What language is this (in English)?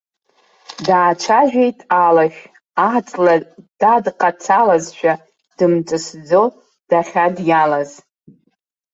Abkhazian